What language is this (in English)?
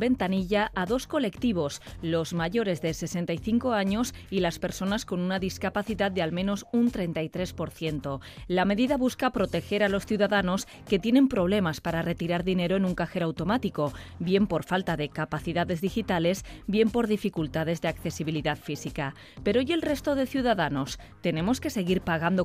Spanish